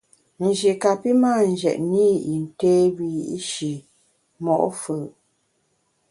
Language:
Bamun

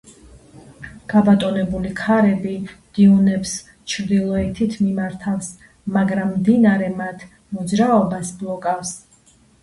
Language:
Georgian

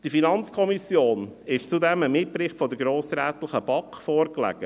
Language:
Swiss German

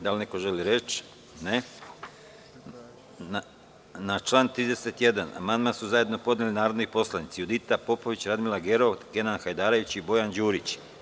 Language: Serbian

